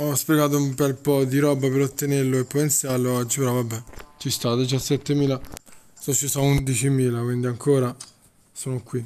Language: Italian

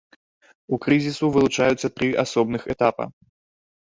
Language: Belarusian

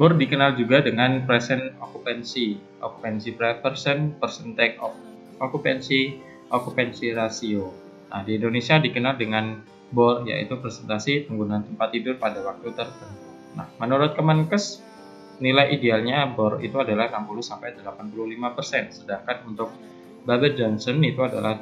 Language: Indonesian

